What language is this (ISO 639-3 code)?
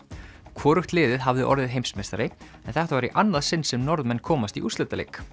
isl